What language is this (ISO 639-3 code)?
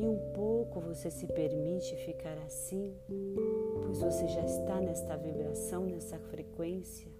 por